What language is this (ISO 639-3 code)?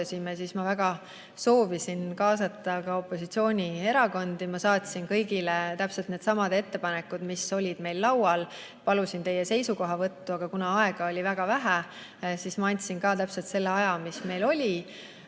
est